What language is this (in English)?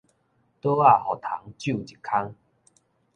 Min Nan Chinese